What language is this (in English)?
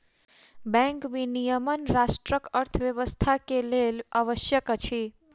Maithili